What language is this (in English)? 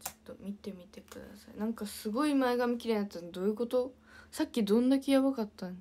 Japanese